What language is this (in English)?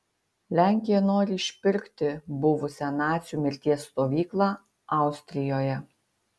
Lithuanian